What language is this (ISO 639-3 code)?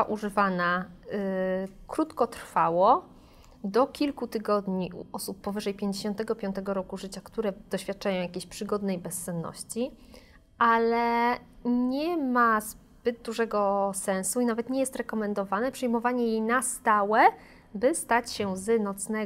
pol